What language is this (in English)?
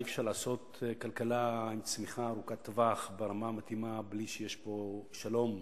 Hebrew